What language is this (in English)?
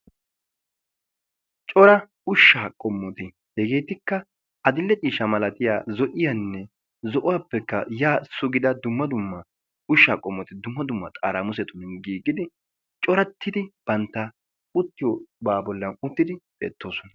Wolaytta